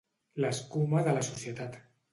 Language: Catalan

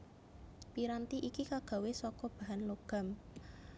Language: Javanese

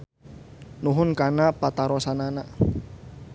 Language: Sundanese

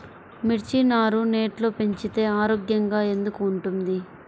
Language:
Telugu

